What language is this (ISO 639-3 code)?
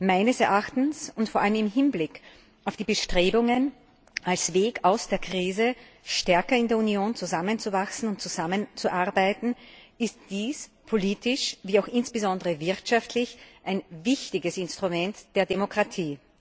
deu